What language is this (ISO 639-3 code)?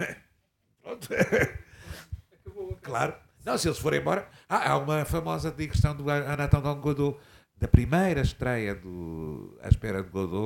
por